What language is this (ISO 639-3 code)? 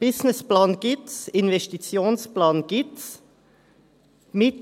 gsw